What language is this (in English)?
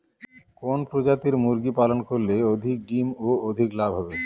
Bangla